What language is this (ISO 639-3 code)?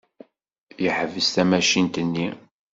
kab